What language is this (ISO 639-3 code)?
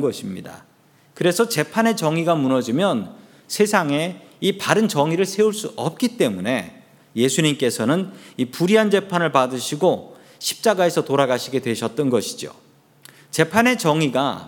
kor